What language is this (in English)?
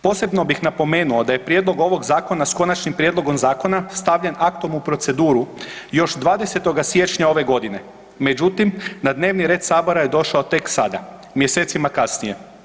Croatian